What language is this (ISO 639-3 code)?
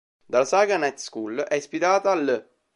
ita